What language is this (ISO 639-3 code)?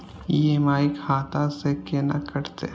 mai